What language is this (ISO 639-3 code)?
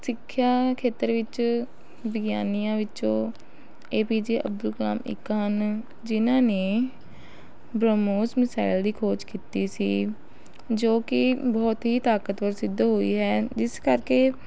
pan